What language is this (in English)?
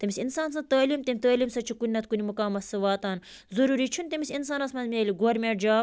Kashmiri